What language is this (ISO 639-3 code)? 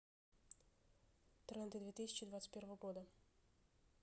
rus